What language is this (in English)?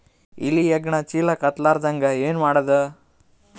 Kannada